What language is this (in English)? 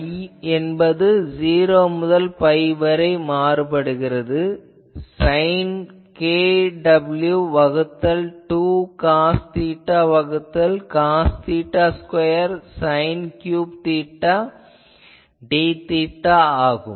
Tamil